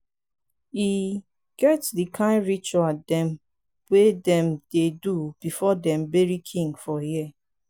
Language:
Nigerian Pidgin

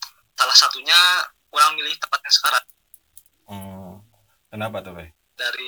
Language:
Indonesian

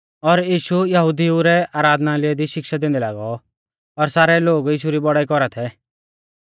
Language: Mahasu Pahari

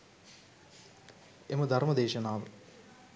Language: Sinhala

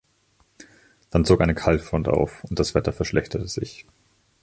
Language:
German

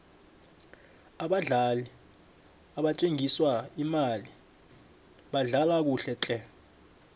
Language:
South Ndebele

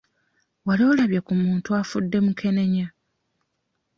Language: Ganda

